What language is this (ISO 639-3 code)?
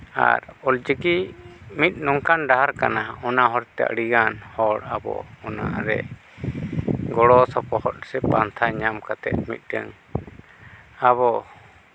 sat